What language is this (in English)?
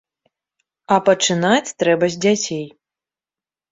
Belarusian